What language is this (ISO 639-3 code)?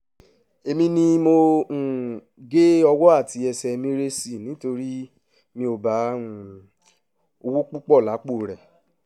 yor